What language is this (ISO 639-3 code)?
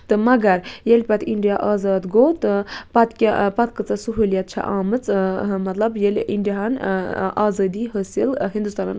kas